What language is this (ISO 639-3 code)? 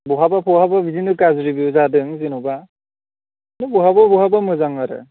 brx